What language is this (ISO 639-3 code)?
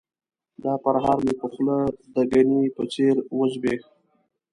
pus